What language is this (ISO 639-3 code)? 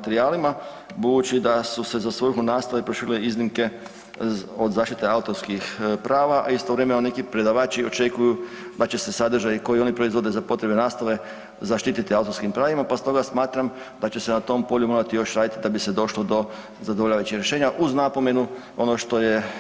hrv